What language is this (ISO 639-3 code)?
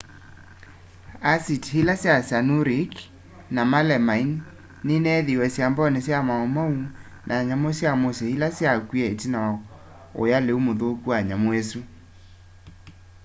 kam